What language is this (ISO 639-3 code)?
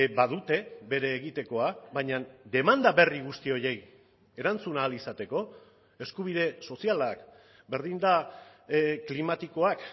eus